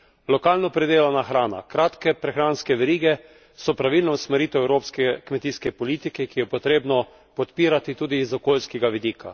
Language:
Slovenian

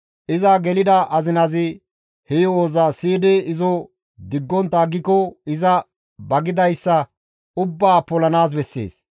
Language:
Gamo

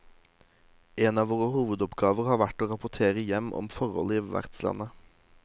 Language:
Norwegian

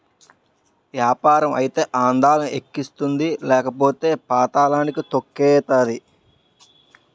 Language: Telugu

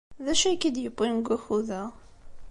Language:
Kabyle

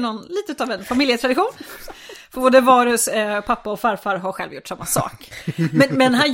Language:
Swedish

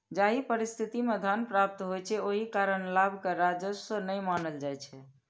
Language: Maithili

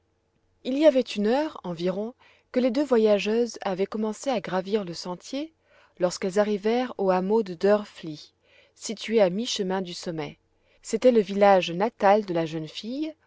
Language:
French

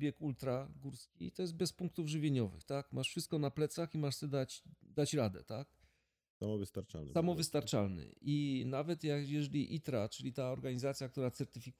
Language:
Polish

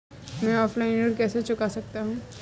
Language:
Hindi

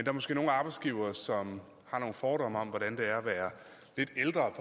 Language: Danish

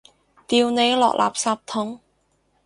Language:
Cantonese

